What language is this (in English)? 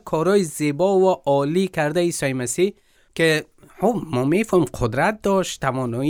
Persian